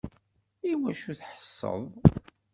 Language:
Kabyle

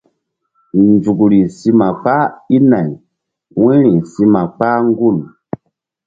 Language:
Mbum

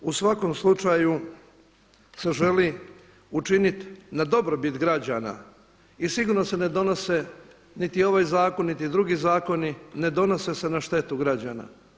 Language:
Croatian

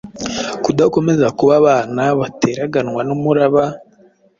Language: Kinyarwanda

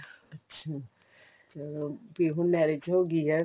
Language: Punjabi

